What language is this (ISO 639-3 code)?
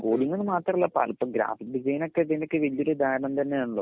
mal